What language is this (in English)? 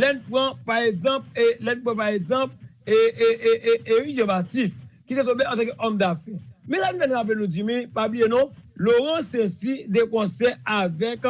French